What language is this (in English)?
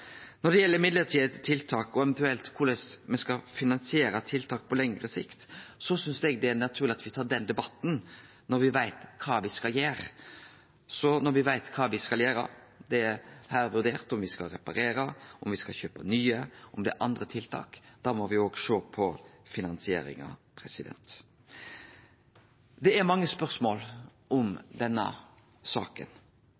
Norwegian Nynorsk